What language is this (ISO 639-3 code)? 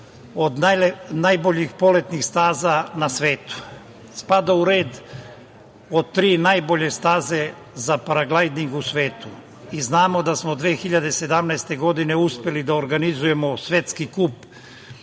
srp